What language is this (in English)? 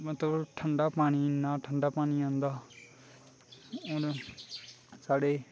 Dogri